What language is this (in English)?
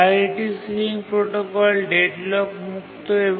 Bangla